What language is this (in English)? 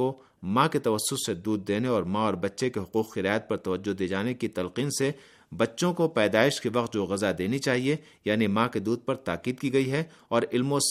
Urdu